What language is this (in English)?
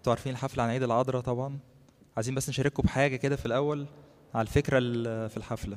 Arabic